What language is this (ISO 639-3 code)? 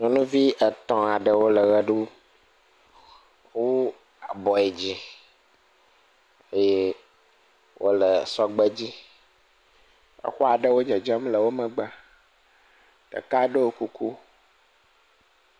ewe